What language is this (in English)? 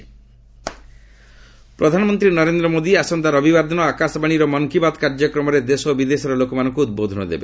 Odia